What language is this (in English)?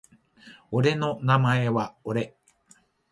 Japanese